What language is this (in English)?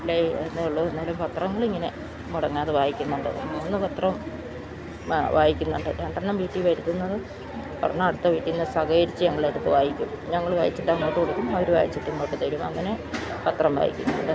Malayalam